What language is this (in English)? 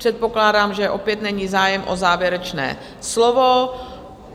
Czech